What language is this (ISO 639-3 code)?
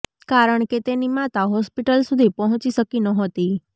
guj